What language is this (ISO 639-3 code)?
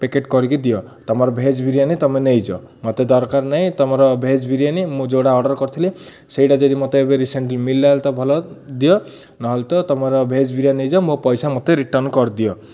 ori